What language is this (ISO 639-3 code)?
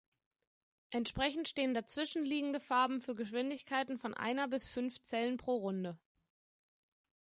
deu